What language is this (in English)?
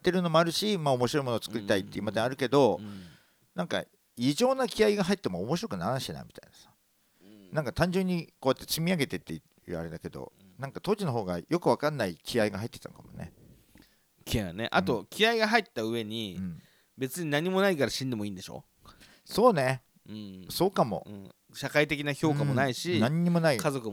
Japanese